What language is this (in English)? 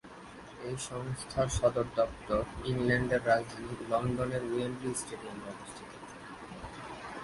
Bangla